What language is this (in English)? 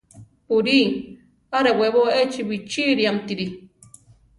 Central Tarahumara